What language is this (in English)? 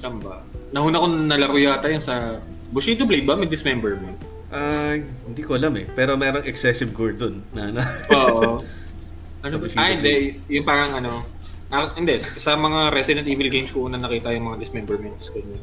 Filipino